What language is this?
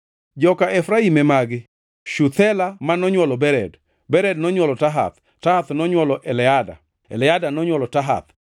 Luo (Kenya and Tanzania)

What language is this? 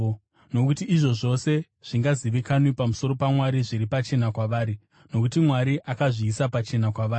Shona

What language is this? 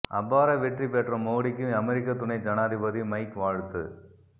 Tamil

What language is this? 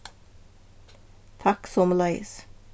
Faroese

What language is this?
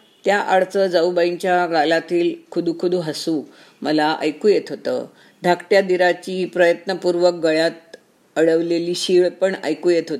Marathi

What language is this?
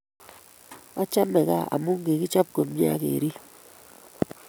Kalenjin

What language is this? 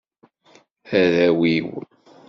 Kabyle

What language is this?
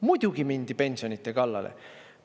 Estonian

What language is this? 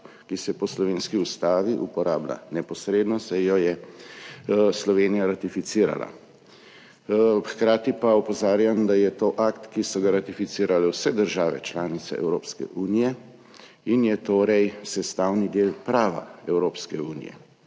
Slovenian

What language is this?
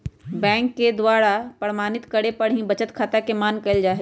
Magahi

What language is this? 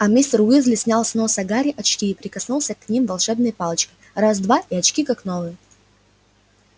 Russian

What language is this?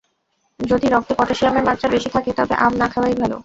Bangla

